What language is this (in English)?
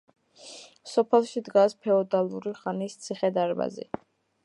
Georgian